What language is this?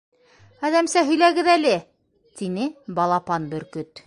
Bashkir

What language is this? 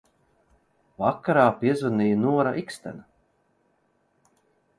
Latvian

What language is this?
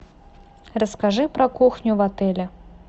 Russian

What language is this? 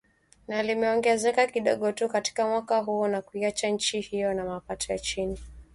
Swahili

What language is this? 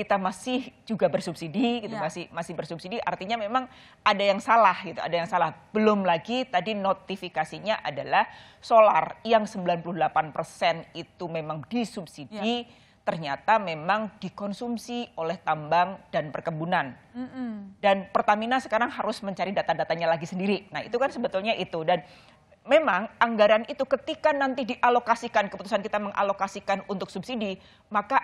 Indonesian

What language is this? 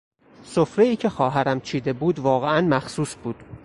Persian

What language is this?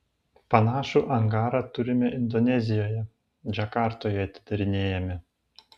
Lithuanian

